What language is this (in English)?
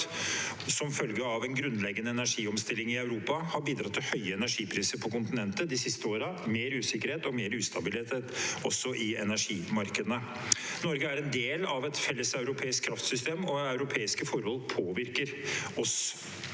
Norwegian